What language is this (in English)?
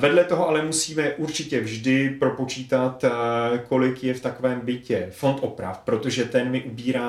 Czech